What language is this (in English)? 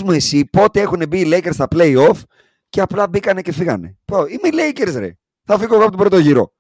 Greek